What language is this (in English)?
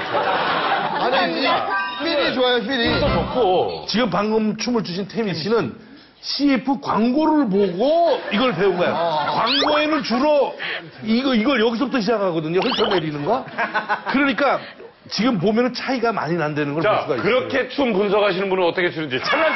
Korean